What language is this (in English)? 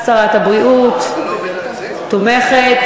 Hebrew